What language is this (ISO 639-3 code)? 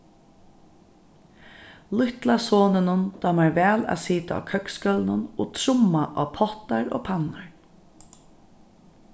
fao